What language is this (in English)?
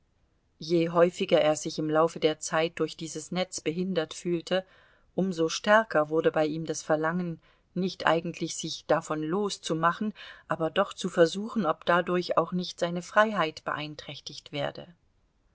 German